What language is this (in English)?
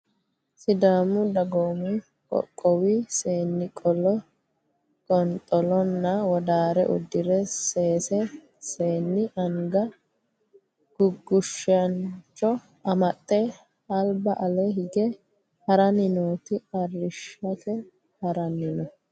Sidamo